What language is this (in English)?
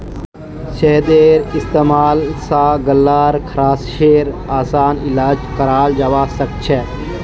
Magahi